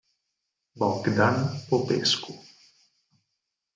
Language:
Italian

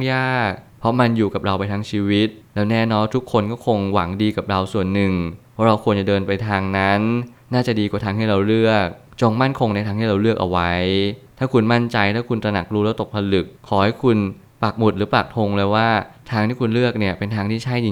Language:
Thai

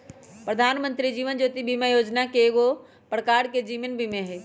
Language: Magahi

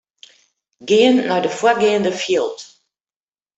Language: Western Frisian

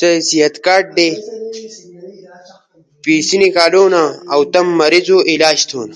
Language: Ushojo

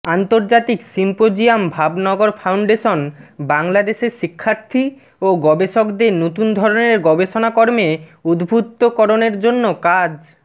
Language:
Bangla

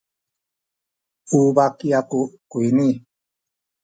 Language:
Sakizaya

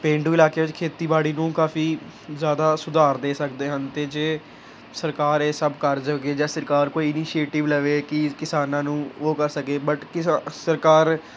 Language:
Punjabi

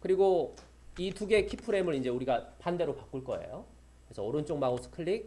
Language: Korean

